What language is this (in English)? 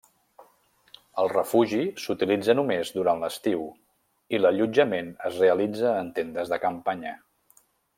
Catalan